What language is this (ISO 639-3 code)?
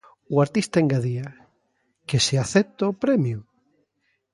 glg